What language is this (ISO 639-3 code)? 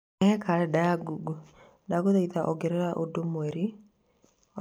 kik